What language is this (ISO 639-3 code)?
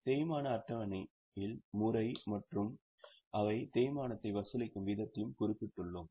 tam